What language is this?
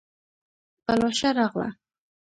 Pashto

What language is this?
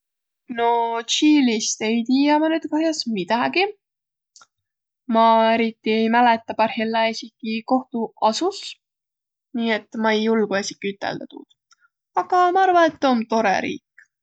Võro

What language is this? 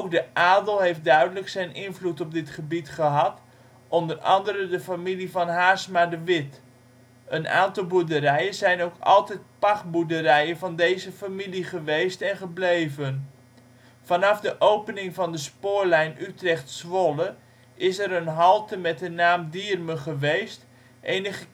Dutch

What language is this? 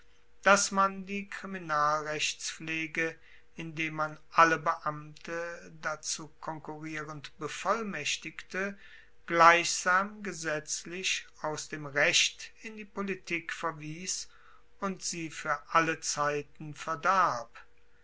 German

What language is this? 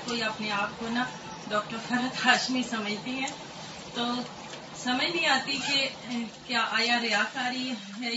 Urdu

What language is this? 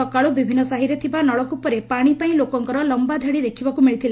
Odia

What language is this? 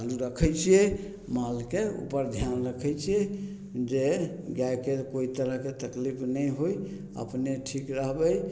Maithili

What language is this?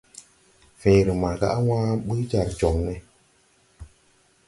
Tupuri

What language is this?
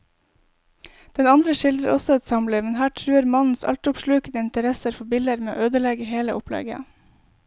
Norwegian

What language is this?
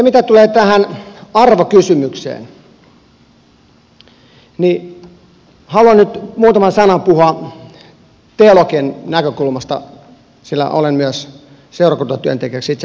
Finnish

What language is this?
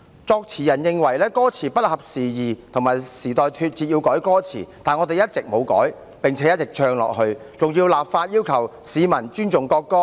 Cantonese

